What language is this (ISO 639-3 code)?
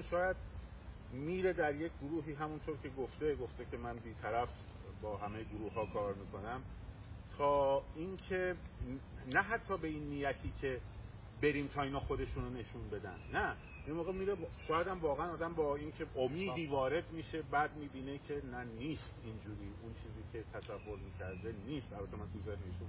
fas